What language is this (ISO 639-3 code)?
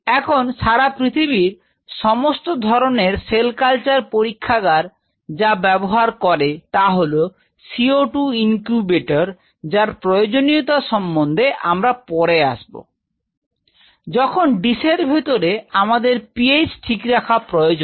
ben